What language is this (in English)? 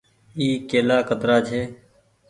Goaria